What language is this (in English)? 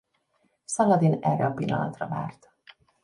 Hungarian